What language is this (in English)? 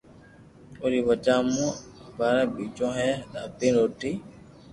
Loarki